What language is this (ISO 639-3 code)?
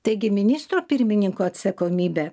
lit